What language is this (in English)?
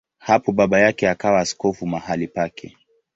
Swahili